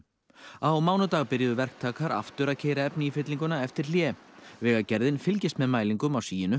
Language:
Icelandic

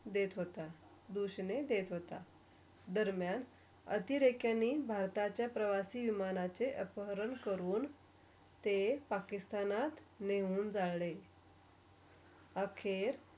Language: Marathi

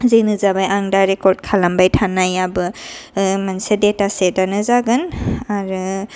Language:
Bodo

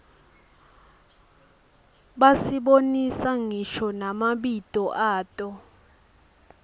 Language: Swati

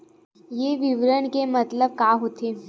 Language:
Chhattisgarhi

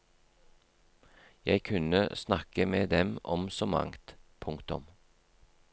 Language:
Norwegian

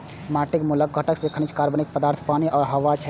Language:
Maithili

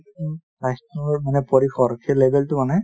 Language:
Assamese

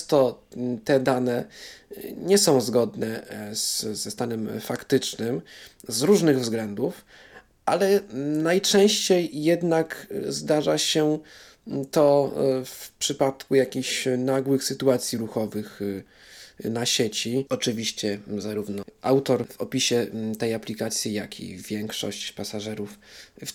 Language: Polish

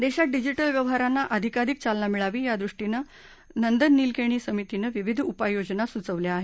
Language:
Marathi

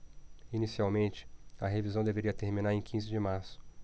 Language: Portuguese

